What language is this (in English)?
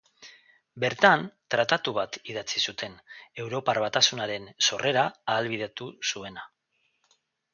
Basque